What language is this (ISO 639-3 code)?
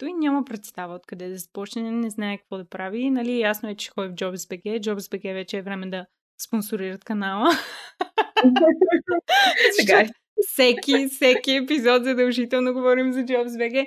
bul